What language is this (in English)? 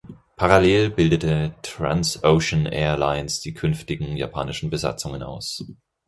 German